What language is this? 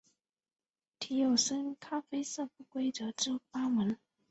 Chinese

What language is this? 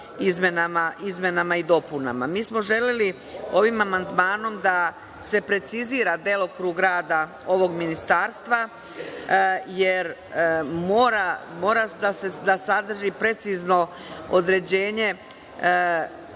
Serbian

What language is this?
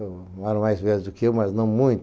Portuguese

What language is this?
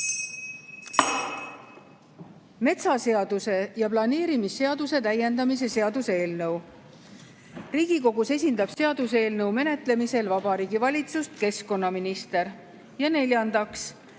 Estonian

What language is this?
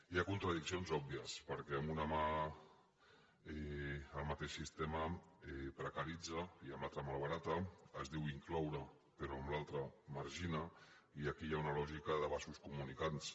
Catalan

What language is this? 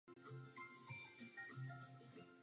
Czech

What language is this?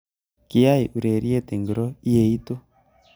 Kalenjin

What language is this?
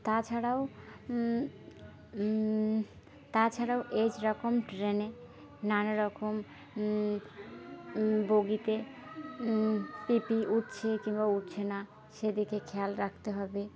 Bangla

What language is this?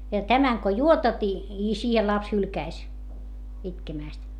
Finnish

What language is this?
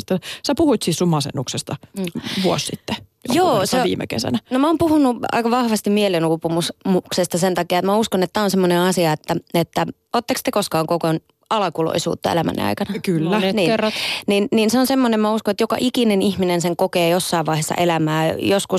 Finnish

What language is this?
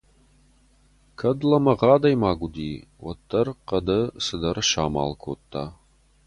Ossetic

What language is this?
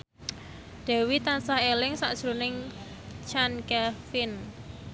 Javanese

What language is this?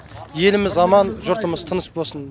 Kazakh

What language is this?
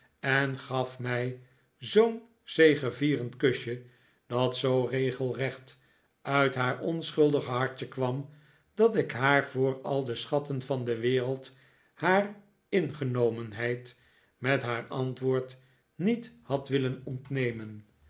Dutch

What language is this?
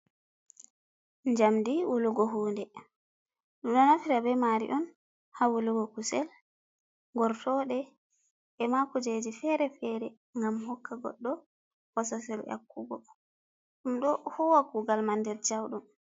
Fula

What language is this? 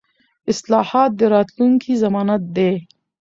Pashto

